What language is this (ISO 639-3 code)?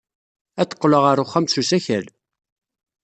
kab